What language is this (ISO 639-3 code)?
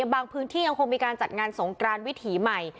tha